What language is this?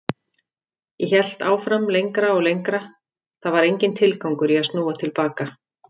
Icelandic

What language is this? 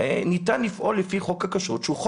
Hebrew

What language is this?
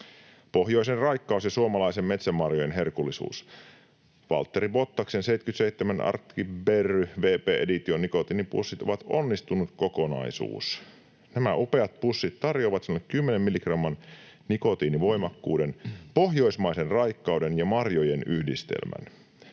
Finnish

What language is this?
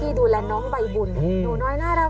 Thai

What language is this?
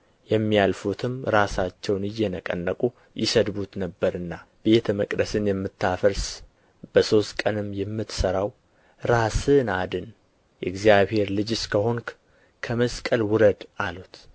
Amharic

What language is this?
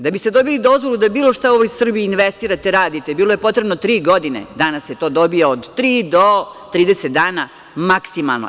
Serbian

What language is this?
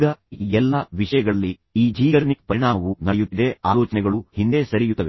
Kannada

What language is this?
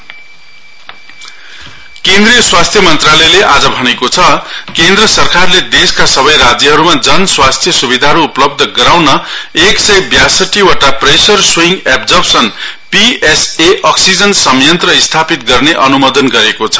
Nepali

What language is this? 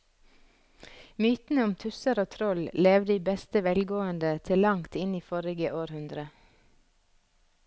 Norwegian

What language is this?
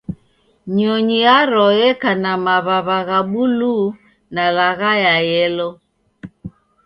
Taita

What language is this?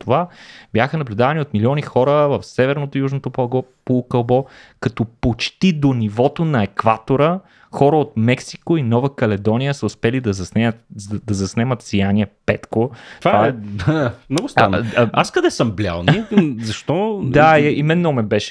Bulgarian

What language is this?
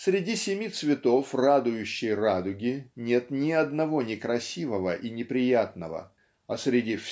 Russian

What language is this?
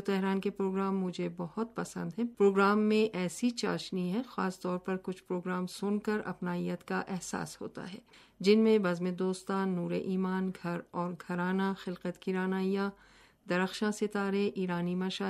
Urdu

